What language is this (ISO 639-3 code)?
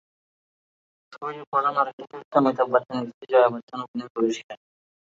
ben